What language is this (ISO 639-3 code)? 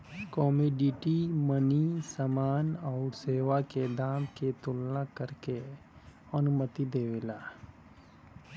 bho